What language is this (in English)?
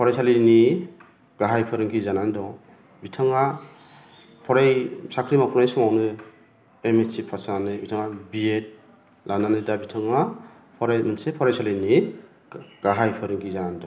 Bodo